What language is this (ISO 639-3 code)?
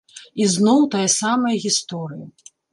bel